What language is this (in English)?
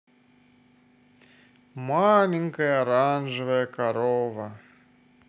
Russian